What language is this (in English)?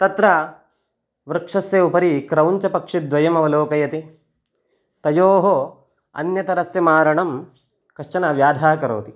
Sanskrit